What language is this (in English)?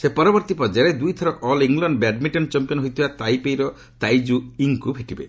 Odia